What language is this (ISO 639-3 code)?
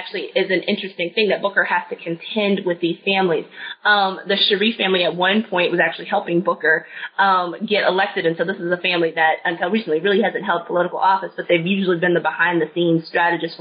eng